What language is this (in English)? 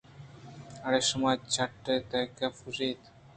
Eastern Balochi